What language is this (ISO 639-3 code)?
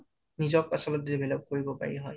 asm